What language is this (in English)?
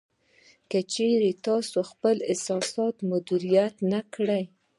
Pashto